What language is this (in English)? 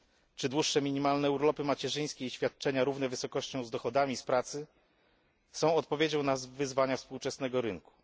Polish